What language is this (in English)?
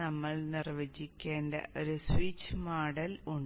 Malayalam